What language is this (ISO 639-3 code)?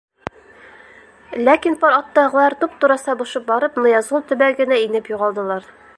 bak